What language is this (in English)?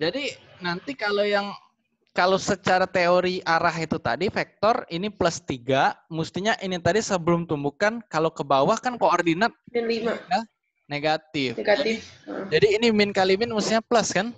Indonesian